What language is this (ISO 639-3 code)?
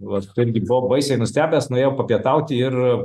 lit